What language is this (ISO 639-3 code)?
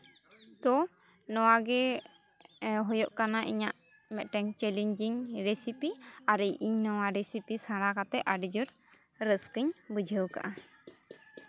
sat